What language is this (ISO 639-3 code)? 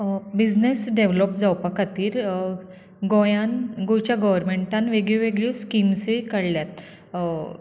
kok